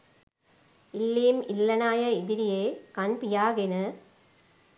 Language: Sinhala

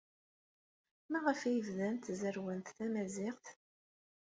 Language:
Kabyle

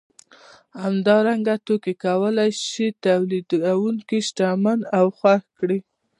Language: Pashto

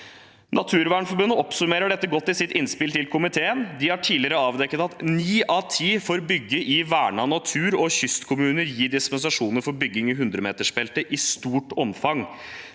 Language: Norwegian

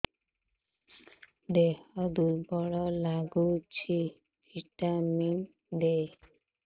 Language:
Odia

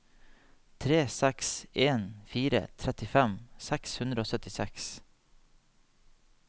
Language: Norwegian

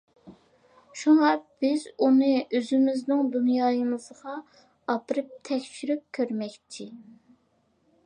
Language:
Uyghur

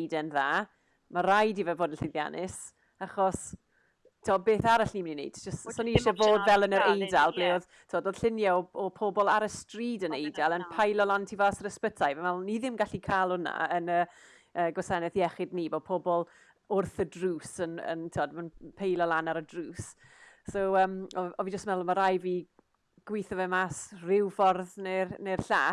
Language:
Welsh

